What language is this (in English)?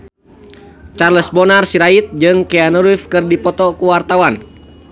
Sundanese